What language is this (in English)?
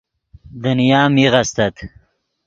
Yidgha